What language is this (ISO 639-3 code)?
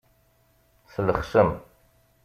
kab